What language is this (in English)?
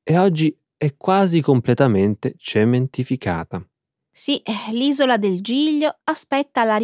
Italian